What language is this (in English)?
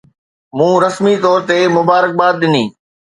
Sindhi